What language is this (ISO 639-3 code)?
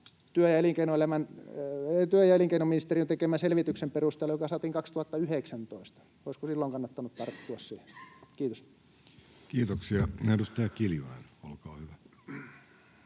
fin